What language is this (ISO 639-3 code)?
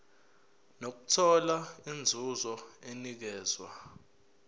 zul